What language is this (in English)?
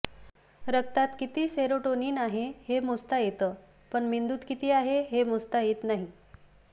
Marathi